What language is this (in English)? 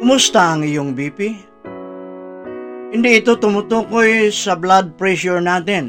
Filipino